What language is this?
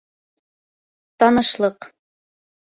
Bashkir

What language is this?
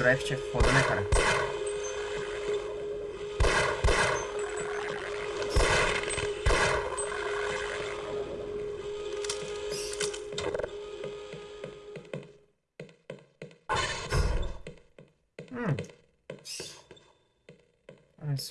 Portuguese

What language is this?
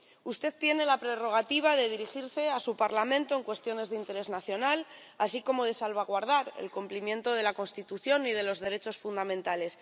Spanish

